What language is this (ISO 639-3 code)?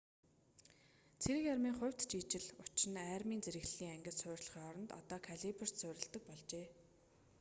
mon